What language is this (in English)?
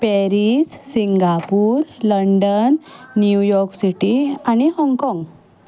Konkani